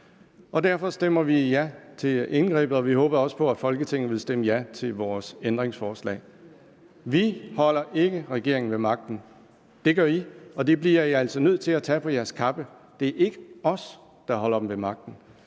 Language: Danish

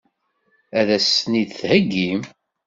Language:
Kabyle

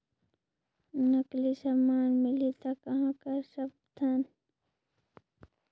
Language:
Chhattisgarhi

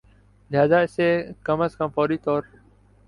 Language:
Urdu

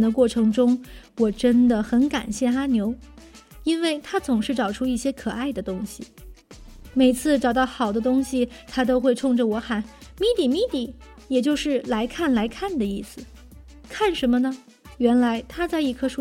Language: Chinese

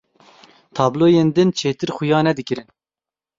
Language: Kurdish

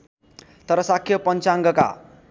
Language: Nepali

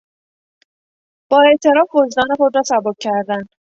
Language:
Persian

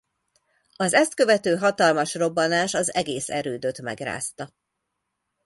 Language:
Hungarian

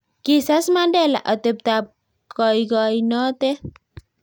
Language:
Kalenjin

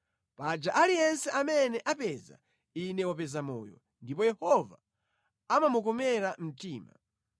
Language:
Nyanja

